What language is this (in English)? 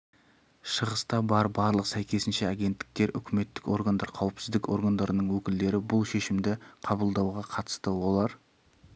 Kazakh